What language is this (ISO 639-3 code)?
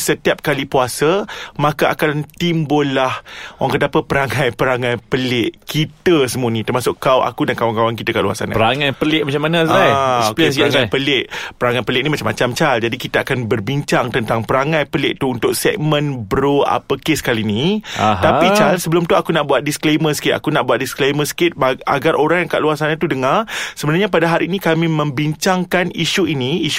msa